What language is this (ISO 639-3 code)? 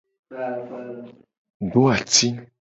gej